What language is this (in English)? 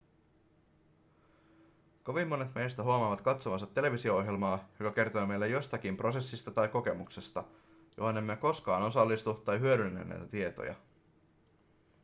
Finnish